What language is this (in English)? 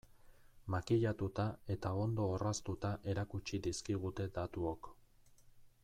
Basque